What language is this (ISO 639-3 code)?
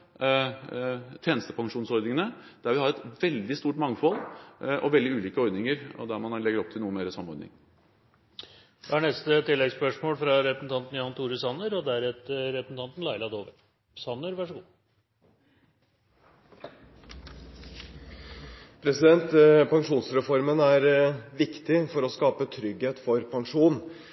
nor